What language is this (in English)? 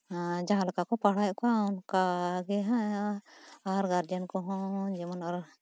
Santali